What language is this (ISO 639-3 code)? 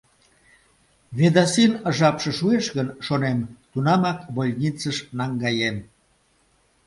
chm